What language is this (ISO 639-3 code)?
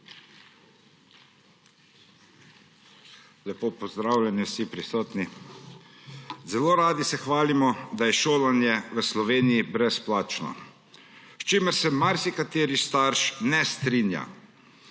slv